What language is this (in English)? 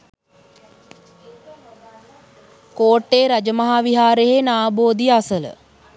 Sinhala